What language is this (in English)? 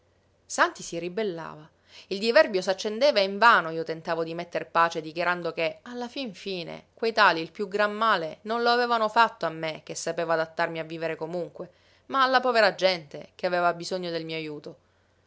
Italian